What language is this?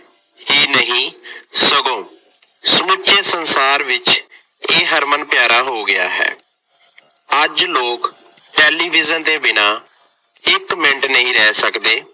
Punjabi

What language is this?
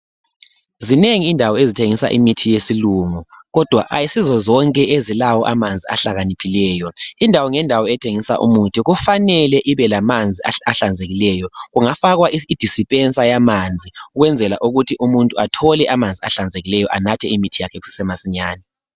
North Ndebele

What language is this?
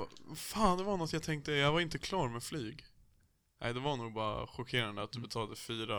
Swedish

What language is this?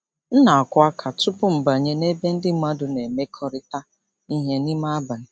Igbo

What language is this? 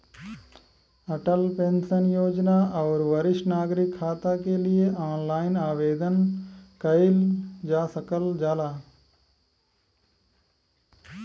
Bhojpuri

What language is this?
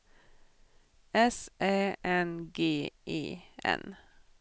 Swedish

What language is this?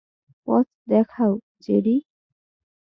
Bangla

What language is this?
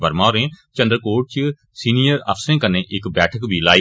Dogri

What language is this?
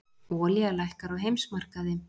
Icelandic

